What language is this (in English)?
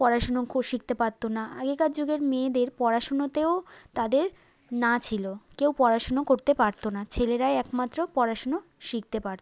Bangla